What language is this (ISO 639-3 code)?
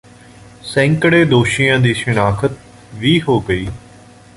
pan